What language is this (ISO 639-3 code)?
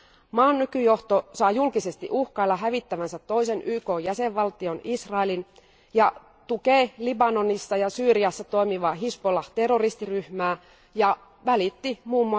fin